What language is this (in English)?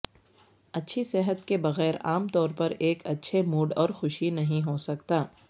Urdu